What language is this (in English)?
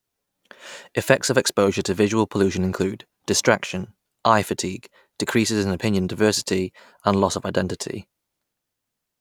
English